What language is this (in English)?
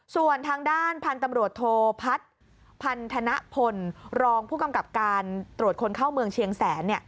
Thai